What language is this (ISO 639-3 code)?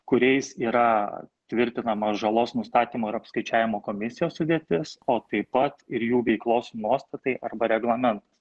lit